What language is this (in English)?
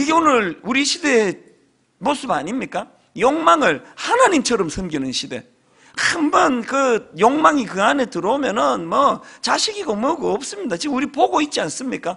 Korean